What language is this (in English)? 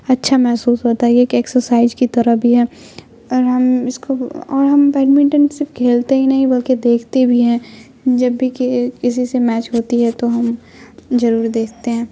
Urdu